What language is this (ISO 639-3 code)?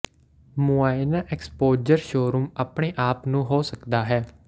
pan